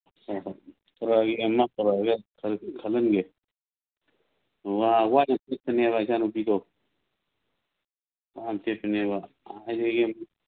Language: Manipuri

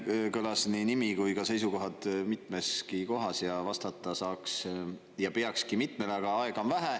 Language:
Estonian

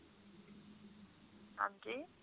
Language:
Punjabi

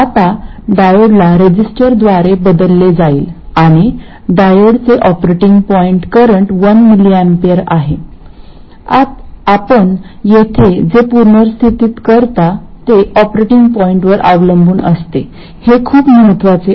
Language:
Marathi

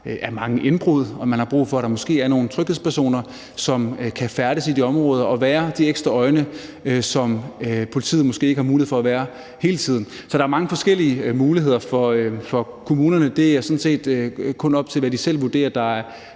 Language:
Danish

